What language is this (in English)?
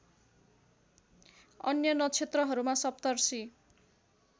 Nepali